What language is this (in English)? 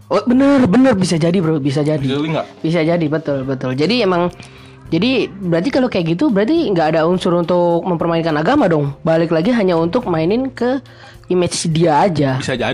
Indonesian